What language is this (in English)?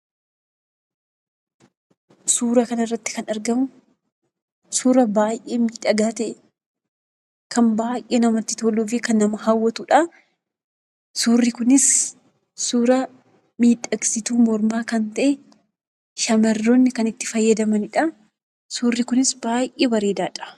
Oromo